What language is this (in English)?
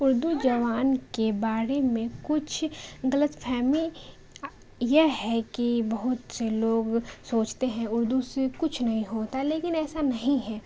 Urdu